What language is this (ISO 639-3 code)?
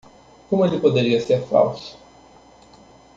por